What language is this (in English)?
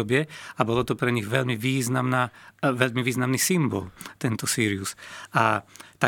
Slovak